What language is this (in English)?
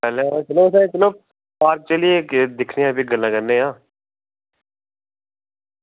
Dogri